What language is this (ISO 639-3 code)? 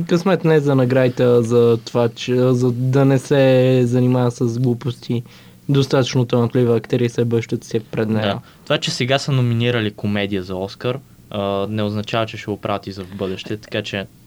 bul